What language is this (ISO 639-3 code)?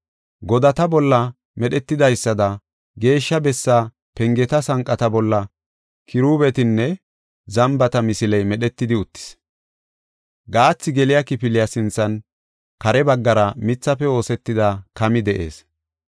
gof